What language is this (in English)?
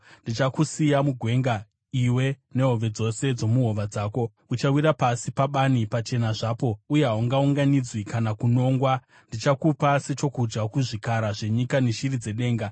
Shona